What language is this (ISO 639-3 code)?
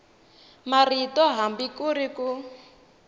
tso